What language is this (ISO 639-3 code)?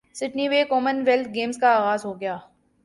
urd